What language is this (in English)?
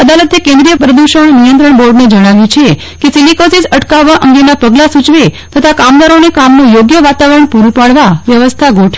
Gujarati